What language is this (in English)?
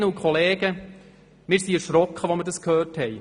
Swiss German